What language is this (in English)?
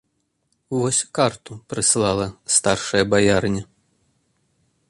Belarusian